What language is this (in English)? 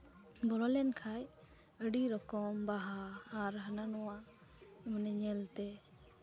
Santali